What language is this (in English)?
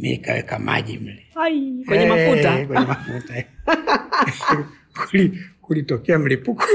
Swahili